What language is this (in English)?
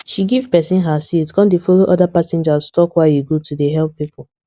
Nigerian Pidgin